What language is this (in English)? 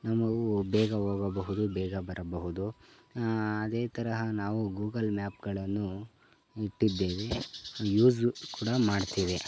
Kannada